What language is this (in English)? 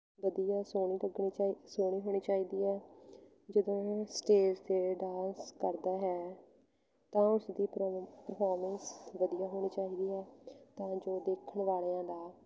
Punjabi